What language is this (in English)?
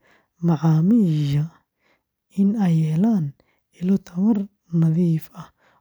Somali